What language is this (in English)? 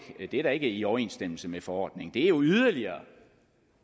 Danish